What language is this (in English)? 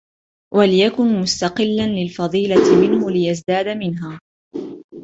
Arabic